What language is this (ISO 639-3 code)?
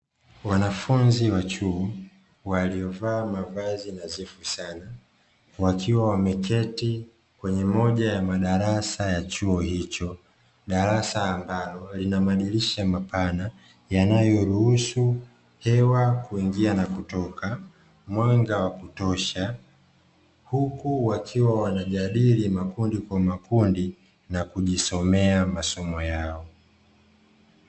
swa